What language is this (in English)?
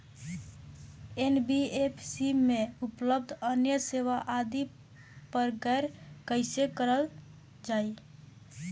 Bhojpuri